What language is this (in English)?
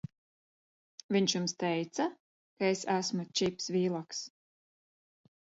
Latvian